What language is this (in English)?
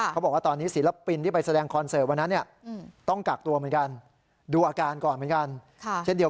Thai